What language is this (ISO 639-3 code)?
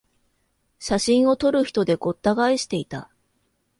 jpn